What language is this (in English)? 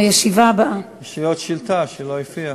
Hebrew